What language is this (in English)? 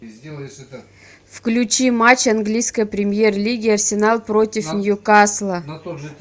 Russian